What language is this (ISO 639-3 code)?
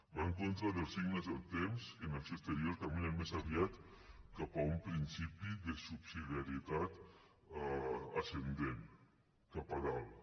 cat